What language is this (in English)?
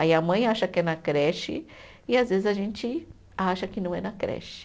Portuguese